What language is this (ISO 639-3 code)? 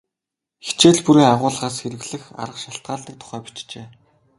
mon